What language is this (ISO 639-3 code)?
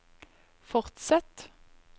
nor